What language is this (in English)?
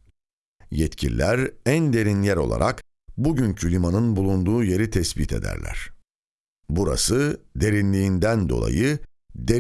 Turkish